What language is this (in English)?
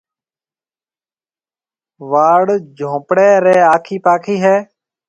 Marwari (Pakistan)